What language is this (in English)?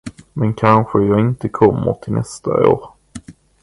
Swedish